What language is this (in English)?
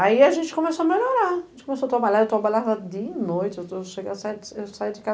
Portuguese